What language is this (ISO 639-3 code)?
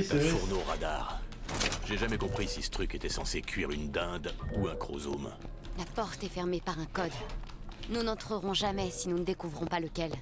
fra